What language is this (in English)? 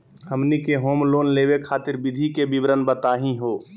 Magahi